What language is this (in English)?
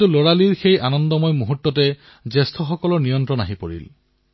Assamese